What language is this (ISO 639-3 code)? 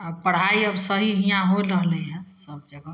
mai